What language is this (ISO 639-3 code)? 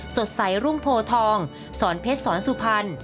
tha